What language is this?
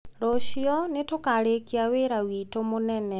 Kikuyu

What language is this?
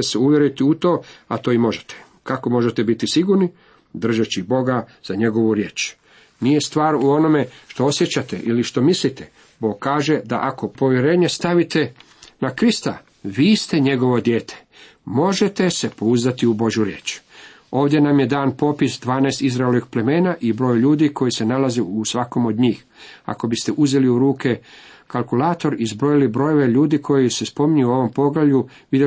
Croatian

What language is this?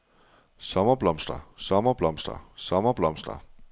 Danish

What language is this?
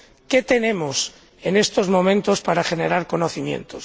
Spanish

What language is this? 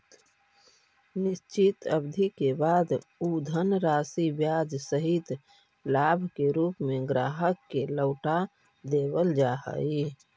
Magahi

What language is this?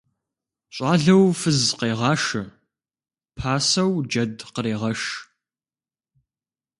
Kabardian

